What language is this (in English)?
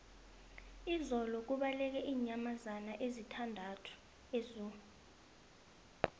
South Ndebele